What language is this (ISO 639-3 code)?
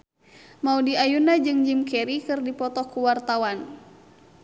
sun